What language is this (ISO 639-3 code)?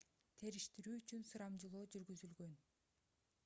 kir